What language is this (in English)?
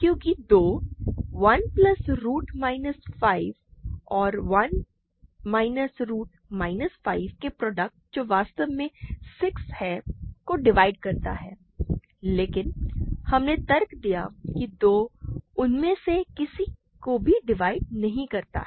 Hindi